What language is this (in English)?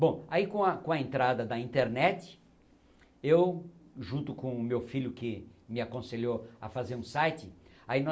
Portuguese